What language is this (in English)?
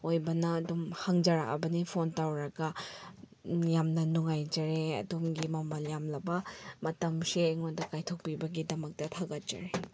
Manipuri